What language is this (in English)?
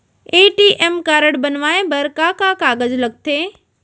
Chhattisgarhi